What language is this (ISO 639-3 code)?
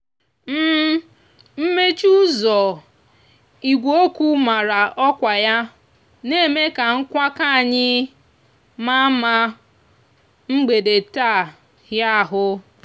ibo